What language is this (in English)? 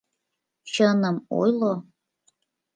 Mari